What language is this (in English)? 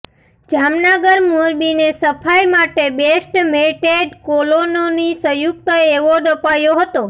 Gujarati